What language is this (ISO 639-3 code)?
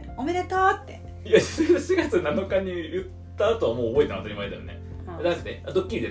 jpn